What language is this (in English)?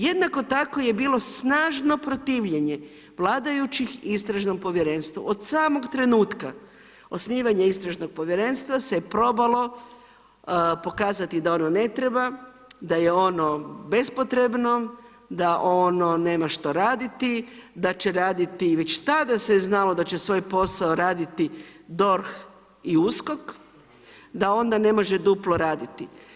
Croatian